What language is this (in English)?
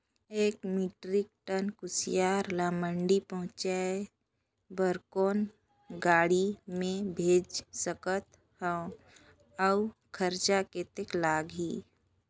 Chhattisgarhi